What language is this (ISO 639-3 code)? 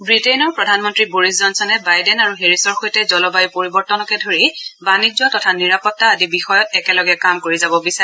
asm